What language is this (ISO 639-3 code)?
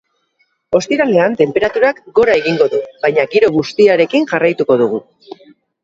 eus